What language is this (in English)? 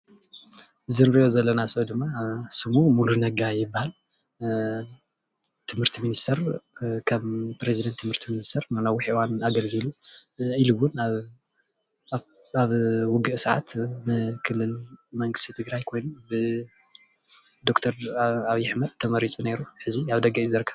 Tigrinya